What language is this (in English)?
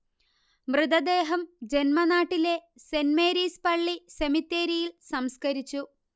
Malayalam